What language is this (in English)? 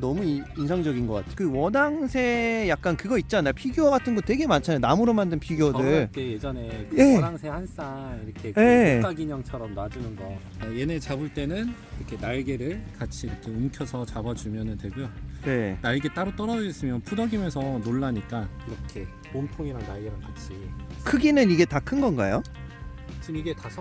Korean